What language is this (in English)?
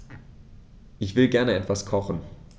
German